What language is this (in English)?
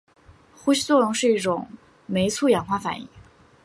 Chinese